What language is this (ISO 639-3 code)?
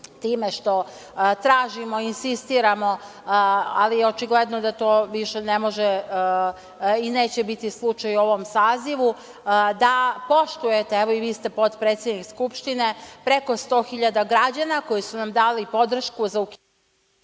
srp